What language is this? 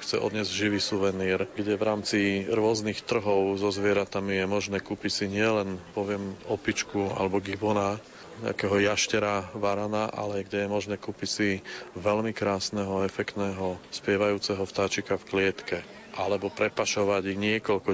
Slovak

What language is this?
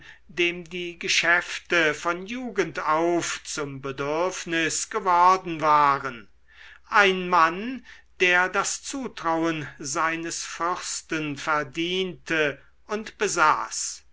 German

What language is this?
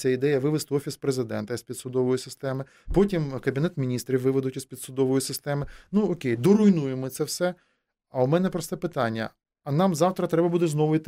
Ukrainian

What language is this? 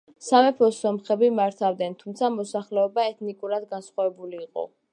Georgian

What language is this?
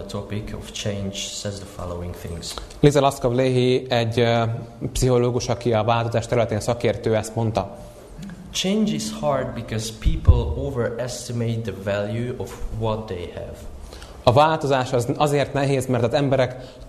Hungarian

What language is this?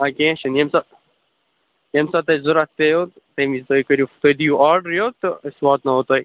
Kashmiri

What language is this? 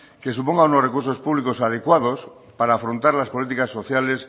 Spanish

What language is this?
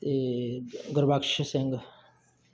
Punjabi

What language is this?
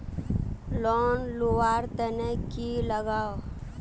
Magahi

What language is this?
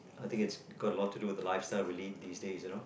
English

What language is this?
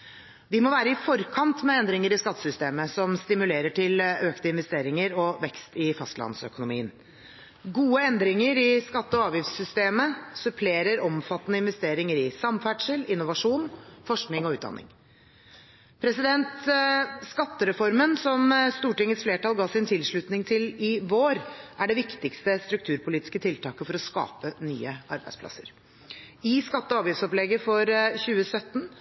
Norwegian Bokmål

